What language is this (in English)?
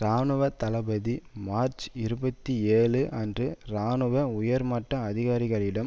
Tamil